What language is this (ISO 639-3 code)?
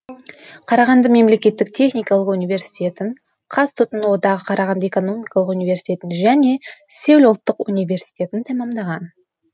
kaz